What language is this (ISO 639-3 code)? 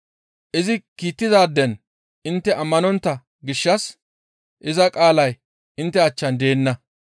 gmv